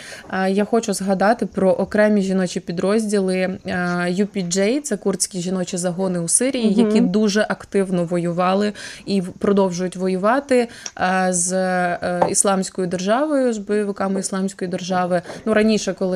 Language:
Ukrainian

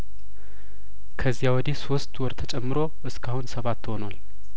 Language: Amharic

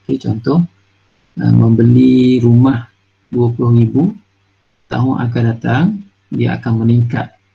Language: Malay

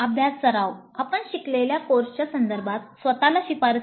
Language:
Marathi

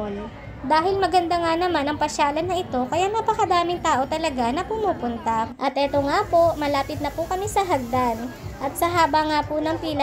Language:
Filipino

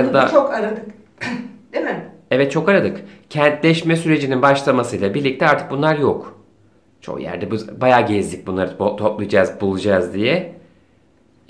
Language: Turkish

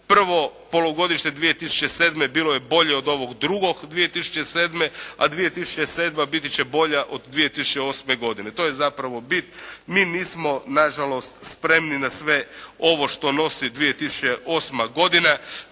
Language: Croatian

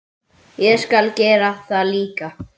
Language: Icelandic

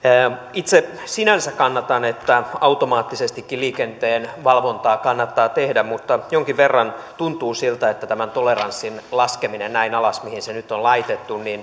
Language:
Finnish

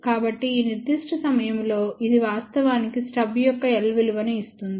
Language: Telugu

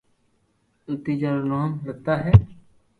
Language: Loarki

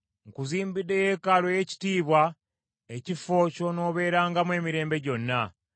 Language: Ganda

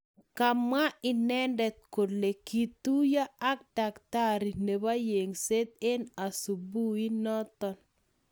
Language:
Kalenjin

